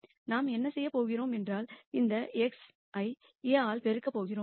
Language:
Tamil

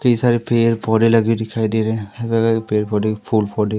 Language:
Hindi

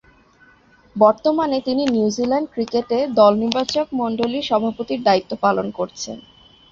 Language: Bangla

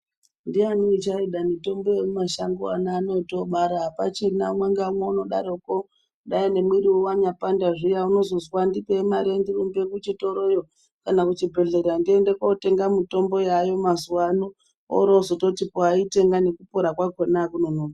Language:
Ndau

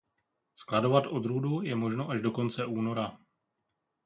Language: Czech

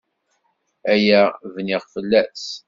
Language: Kabyle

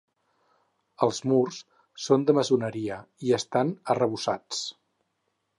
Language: Catalan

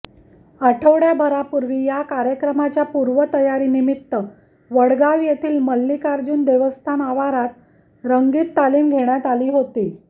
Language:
Marathi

